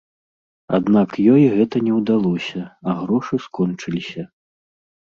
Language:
Belarusian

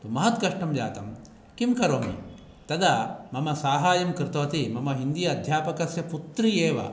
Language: Sanskrit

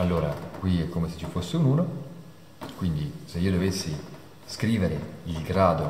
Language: Italian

